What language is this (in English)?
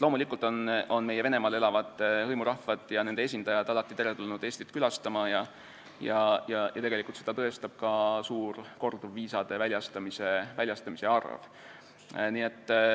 Estonian